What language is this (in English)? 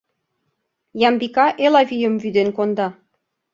Mari